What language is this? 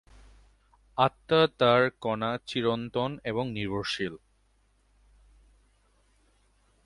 Bangla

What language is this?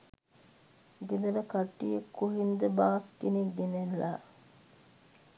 Sinhala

